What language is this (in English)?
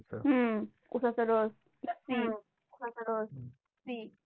Marathi